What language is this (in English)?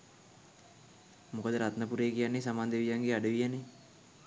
Sinhala